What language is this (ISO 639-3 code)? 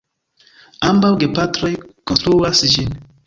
epo